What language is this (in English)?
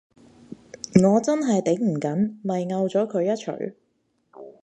Cantonese